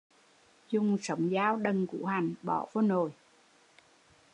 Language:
Vietnamese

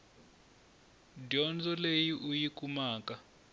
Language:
Tsonga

